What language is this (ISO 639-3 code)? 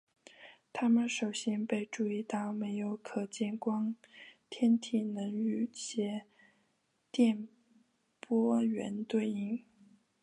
zho